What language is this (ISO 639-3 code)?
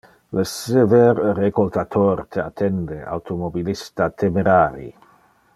ina